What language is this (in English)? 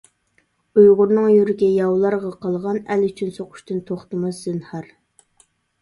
Uyghur